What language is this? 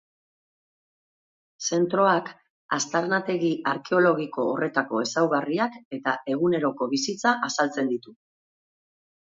Basque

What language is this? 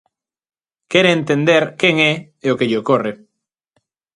Galician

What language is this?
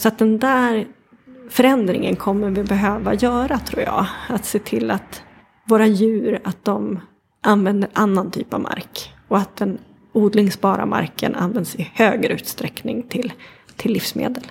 Swedish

